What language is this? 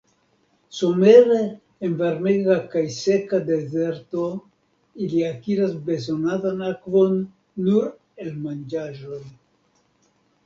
Esperanto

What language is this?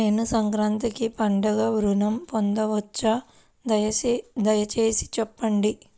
Telugu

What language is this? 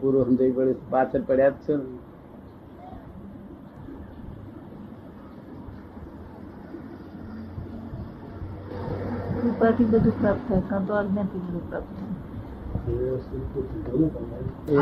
Gujarati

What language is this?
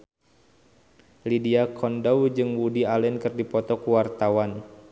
Sundanese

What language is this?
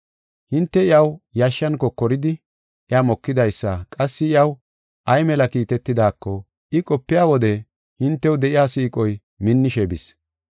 Gofa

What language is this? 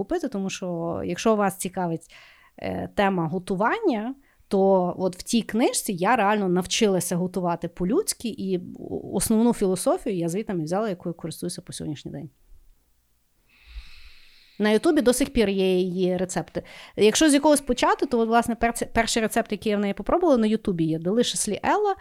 Ukrainian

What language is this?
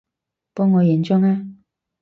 Cantonese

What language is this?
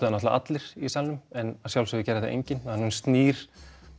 Icelandic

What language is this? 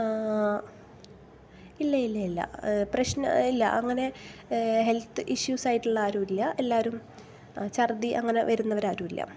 Malayalam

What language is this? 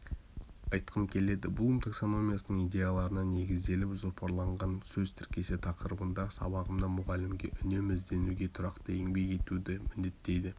Kazakh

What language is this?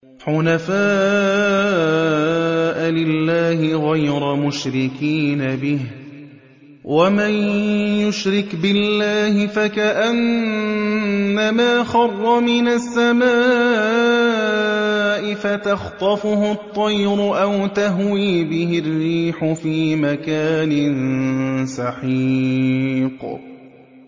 Arabic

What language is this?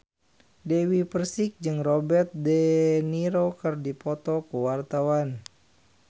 Sundanese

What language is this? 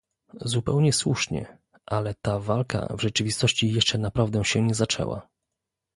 Polish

